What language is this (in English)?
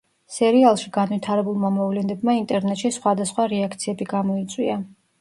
Georgian